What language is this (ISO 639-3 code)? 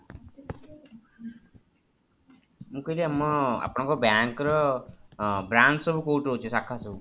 ori